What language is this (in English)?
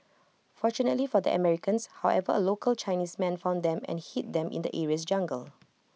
English